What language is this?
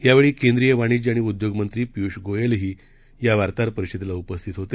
Marathi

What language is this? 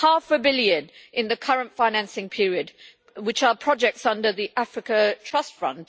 English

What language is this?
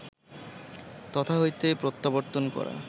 Bangla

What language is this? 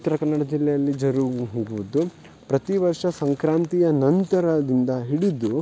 Kannada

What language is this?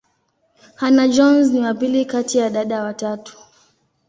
Swahili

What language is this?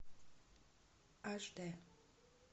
Russian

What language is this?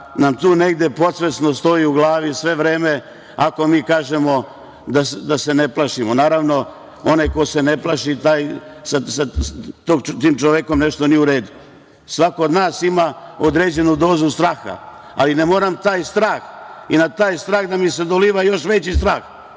Serbian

